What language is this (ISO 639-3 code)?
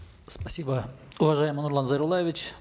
kaz